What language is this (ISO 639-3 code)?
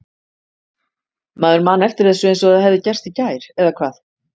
isl